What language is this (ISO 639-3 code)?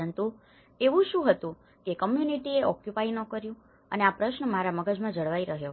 guj